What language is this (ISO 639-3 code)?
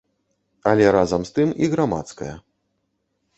bel